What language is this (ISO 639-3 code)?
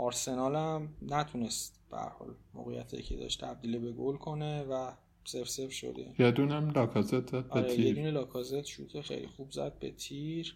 fas